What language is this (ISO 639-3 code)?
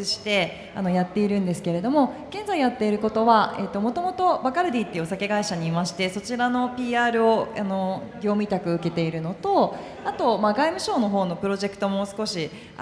jpn